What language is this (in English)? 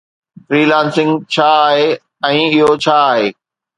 Sindhi